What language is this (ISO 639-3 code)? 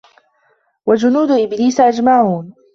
ara